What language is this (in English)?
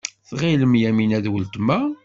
Kabyle